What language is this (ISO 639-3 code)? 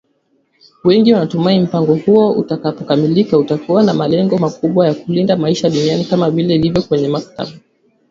swa